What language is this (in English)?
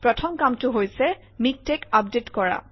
Assamese